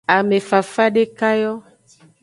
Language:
Aja (Benin)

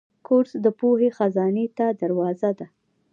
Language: Pashto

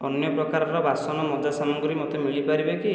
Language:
Odia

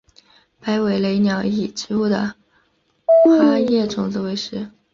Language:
Chinese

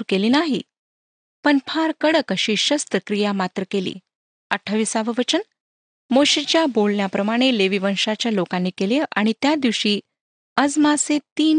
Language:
Marathi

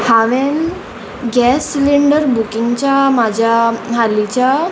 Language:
Konkani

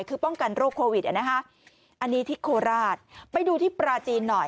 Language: Thai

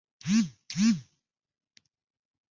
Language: Chinese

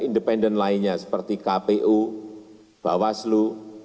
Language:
Indonesian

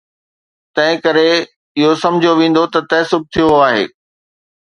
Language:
Sindhi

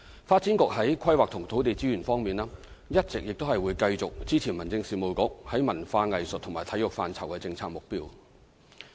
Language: Cantonese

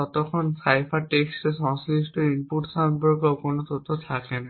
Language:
Bangla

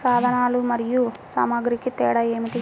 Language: Telugu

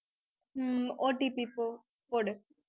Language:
Tamil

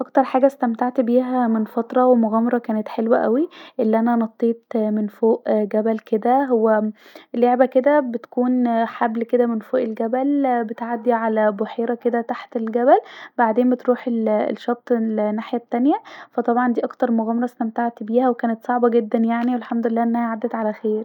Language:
Egyptian Arabic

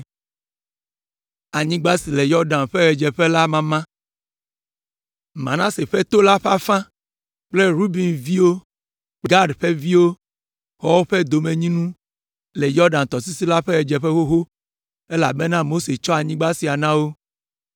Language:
Ewe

